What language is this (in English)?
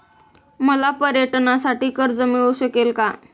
Marathi